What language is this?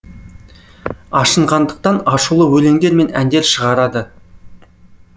Kazakh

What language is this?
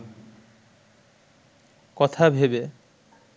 Bangla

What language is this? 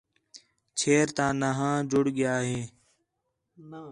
Khetrani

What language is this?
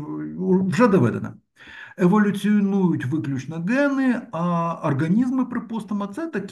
Ukrainian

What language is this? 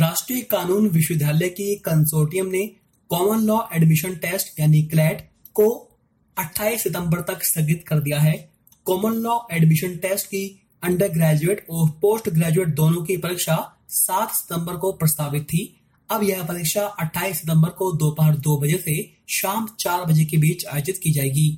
Hindi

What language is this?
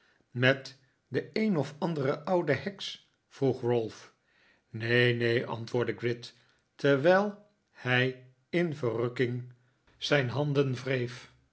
Dutch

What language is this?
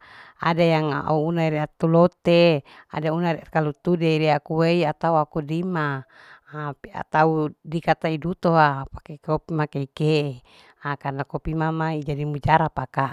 Larike-Wakasihu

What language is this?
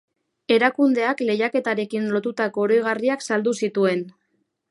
Basque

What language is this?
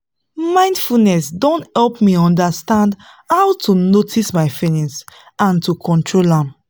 Nigerian Pidgin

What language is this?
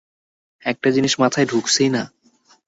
Bangla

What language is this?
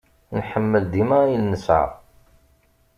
Kabyle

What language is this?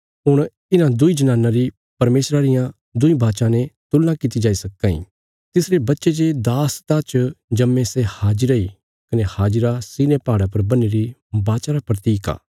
Bilaspuri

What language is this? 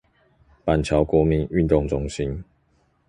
Chinese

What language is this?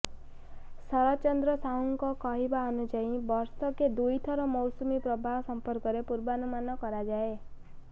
Odia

